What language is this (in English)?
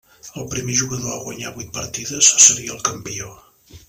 Catalan